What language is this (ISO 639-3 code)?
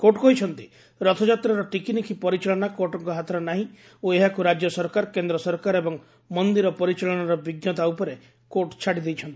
ori